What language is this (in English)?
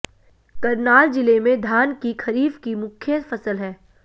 Hindi